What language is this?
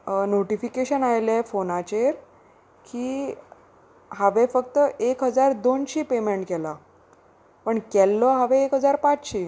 Konkani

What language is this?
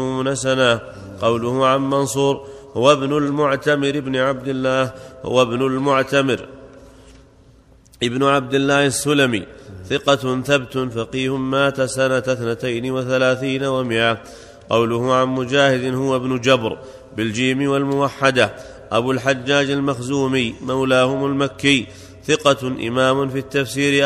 Arabic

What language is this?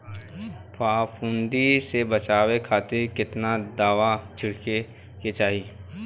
Bhojpuri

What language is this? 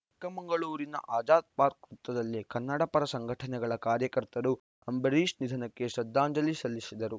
Kannada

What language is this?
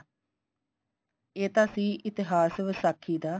Punjabi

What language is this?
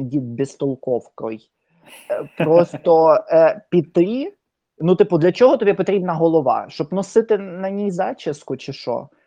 Ukrainian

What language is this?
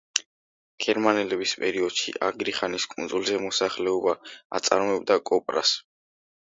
Georgian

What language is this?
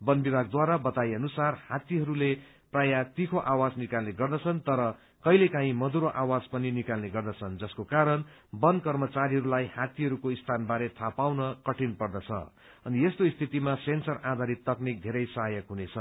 Nepali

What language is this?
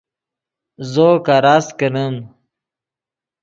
Yidgha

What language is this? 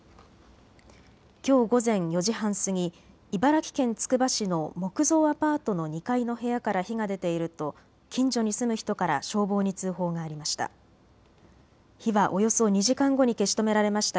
Japanese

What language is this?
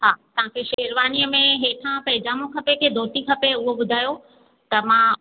Sindhi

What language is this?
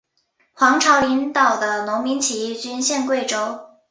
Chinese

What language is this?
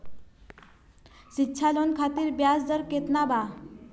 Bhojpuri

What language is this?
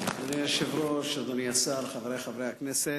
Hebrew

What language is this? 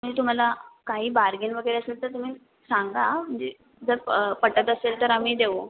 Marathi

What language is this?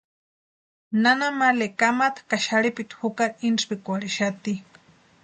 Western Highland Purepecha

